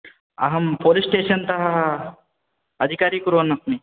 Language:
Sanskrit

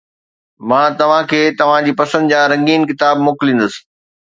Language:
Sindhi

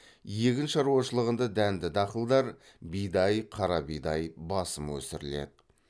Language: Kazakh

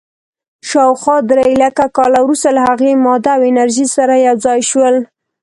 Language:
Pashto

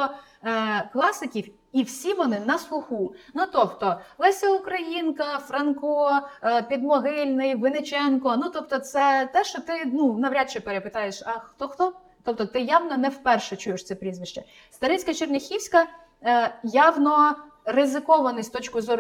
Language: Ukrainian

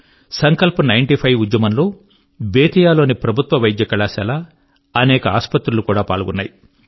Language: Telugu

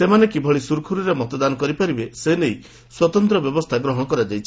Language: Odia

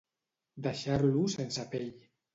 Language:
Catalan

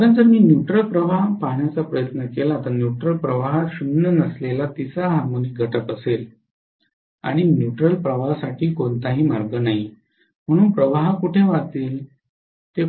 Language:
Marathi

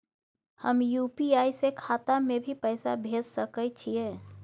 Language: Maithili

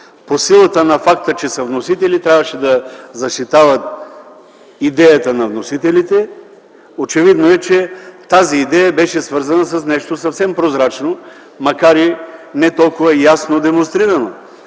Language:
Bulgarian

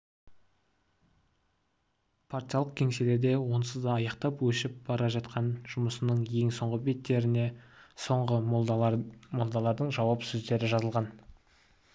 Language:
Kazakh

